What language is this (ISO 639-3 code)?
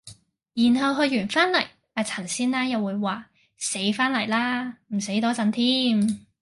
yue